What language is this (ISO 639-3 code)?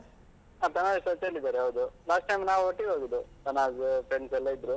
kan